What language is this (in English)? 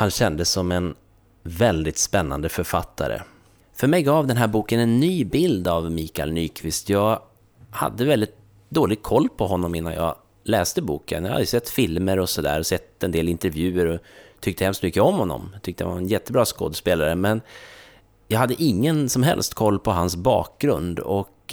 Swedish